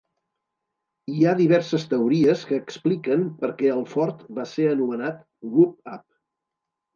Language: Catalan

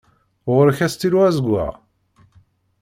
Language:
Kabyle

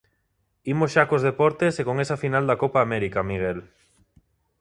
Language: Galician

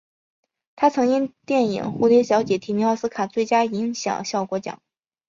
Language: Chinese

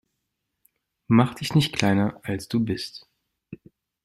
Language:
German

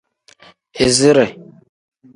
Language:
Tem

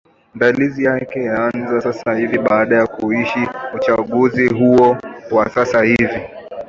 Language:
Swahili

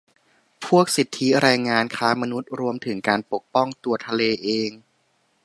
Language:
Thai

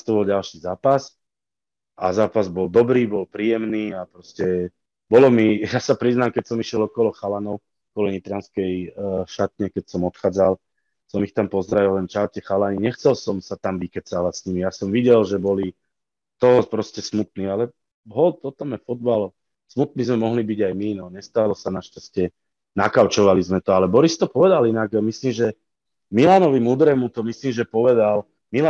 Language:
Slovak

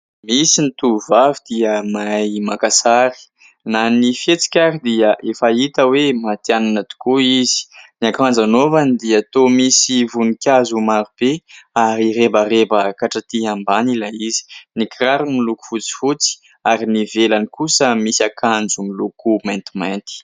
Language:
Malagasy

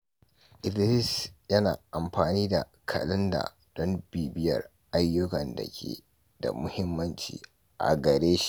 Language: Hausa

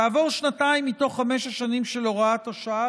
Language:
Hebrew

